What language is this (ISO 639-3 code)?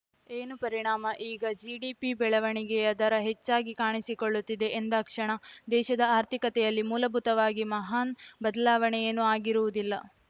kan